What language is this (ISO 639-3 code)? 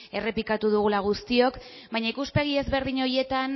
eus